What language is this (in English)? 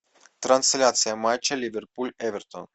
Russian